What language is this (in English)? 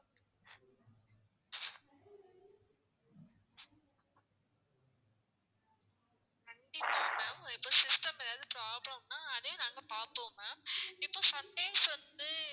Tamil